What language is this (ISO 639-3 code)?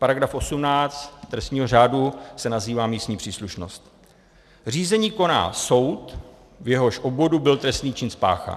ces